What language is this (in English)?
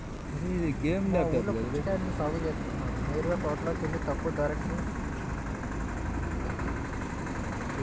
Telugu